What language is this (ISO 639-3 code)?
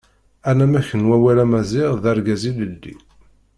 kab